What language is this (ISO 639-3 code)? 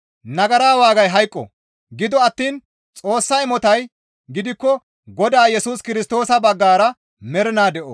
gmv